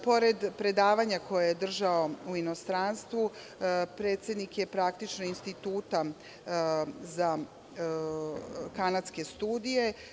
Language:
Serbian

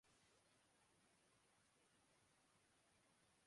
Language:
Urdu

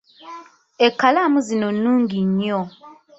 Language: Ganda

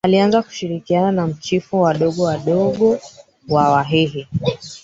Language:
Swahili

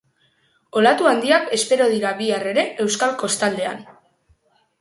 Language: Basque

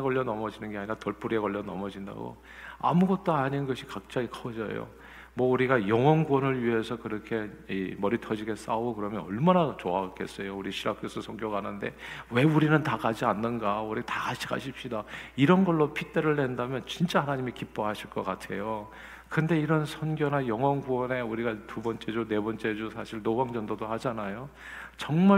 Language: Korean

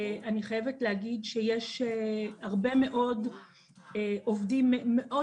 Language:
Hebrew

